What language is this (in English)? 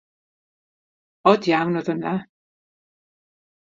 Welsh